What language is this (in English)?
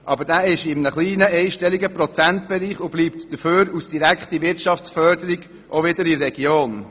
Swiss German